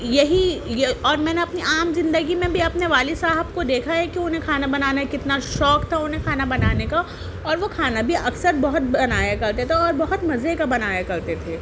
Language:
Urdu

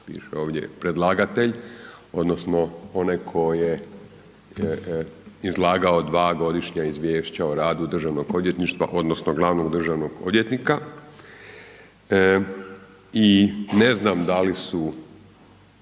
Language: Croatian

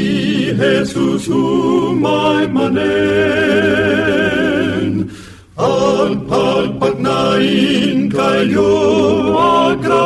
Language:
Filipino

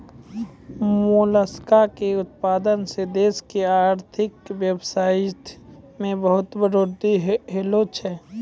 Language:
Maithili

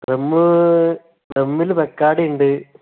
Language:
Malayalam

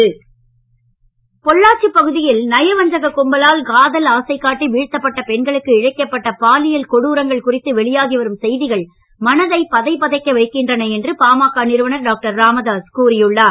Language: Tamil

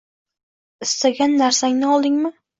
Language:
Uzbek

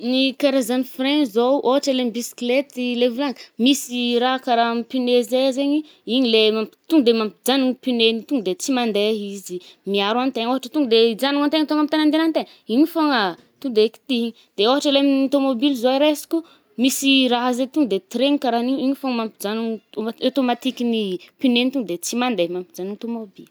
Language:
Northern Betsimisaraka Malagasy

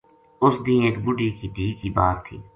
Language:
Gujari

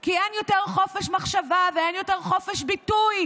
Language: Hebrew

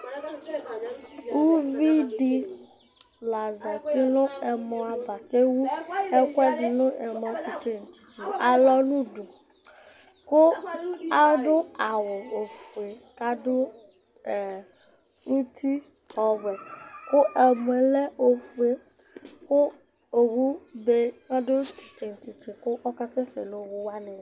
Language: Ikposo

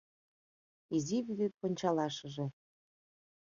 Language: Mari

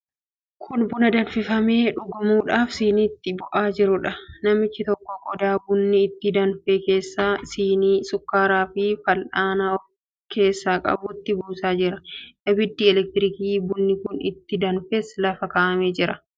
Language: Oromo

